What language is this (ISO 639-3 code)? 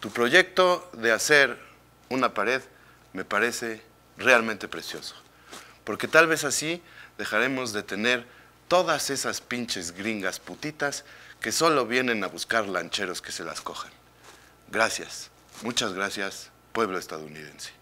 spa